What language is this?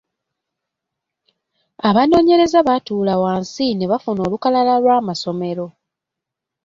Ganda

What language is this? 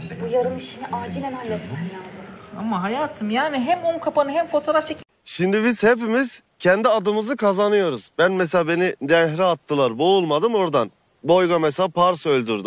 Turkish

